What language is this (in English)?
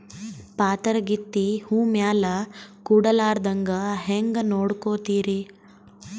Kannada